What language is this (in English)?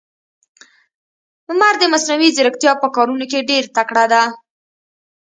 Pashto